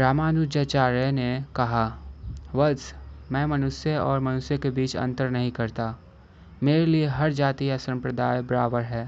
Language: Hindi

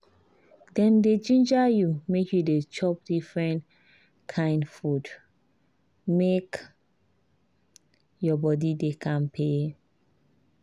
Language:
Nigerian Pidgin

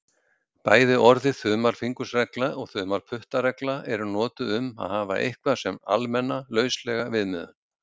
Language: Icelandic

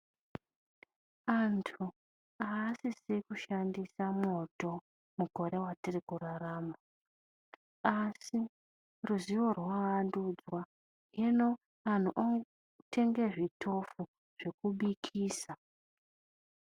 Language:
Ndau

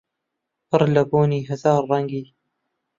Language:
Central Kurdish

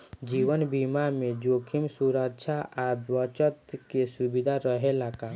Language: Bhojpuri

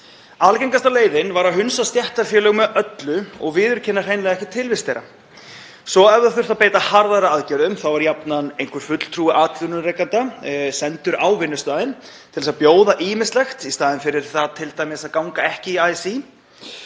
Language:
Icelandic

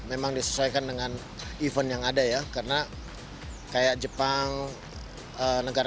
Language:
Indonesian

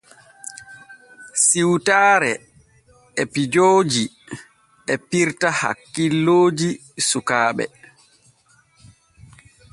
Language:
Borgu Fulfulde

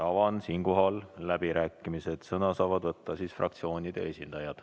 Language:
Estonian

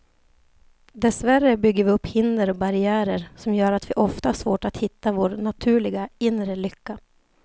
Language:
Swedish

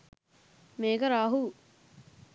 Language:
Sinhala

